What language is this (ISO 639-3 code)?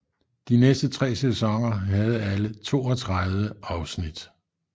dan